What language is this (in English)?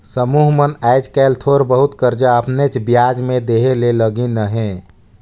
Chhattisgarhi